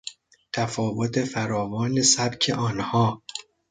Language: Persian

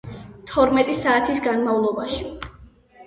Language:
Georgian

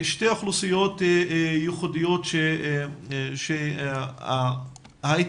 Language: Hebrew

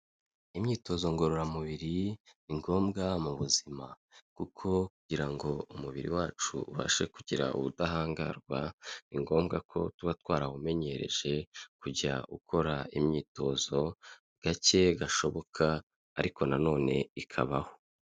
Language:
Kinyarwanda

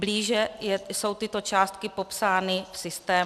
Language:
Czech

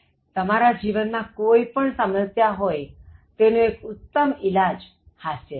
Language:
Gujarati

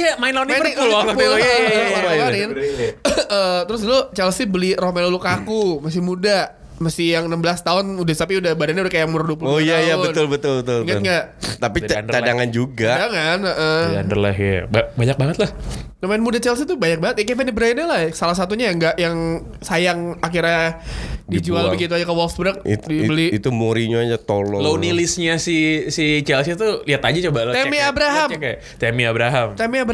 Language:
Indonesian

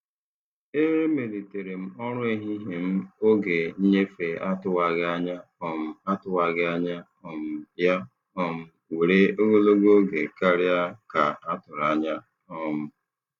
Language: Igbo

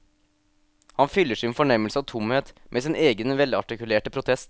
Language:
Norwegian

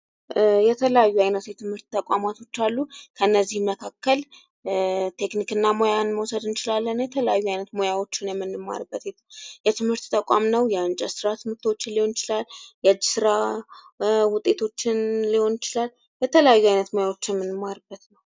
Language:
Amharic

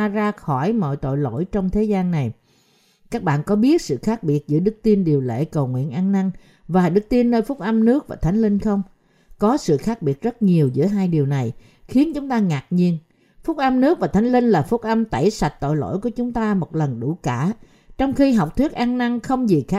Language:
Vietnamese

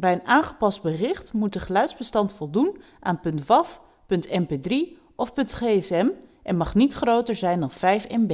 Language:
Dutch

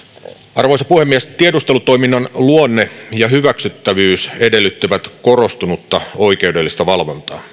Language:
Finnish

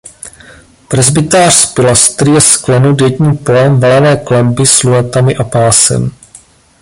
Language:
Czech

